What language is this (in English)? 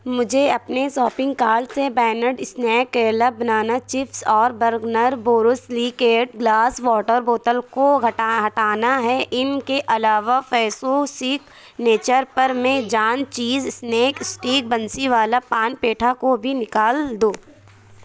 Urdu